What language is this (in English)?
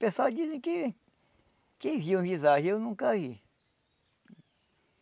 Portuguese